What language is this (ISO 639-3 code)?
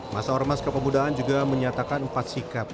ind